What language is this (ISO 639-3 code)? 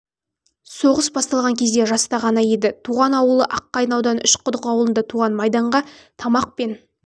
kaz